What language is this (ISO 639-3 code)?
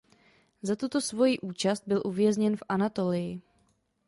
ces